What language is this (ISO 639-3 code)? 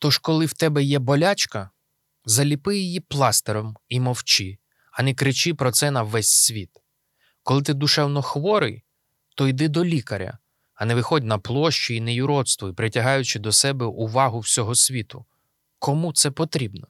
ukr